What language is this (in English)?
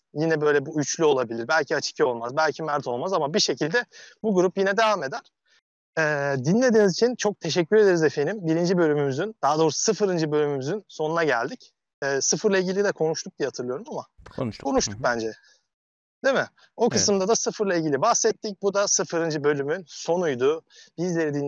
Turkish